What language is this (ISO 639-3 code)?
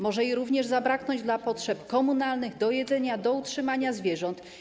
pol